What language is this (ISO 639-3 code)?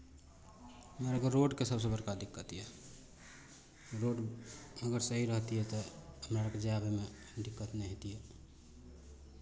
mai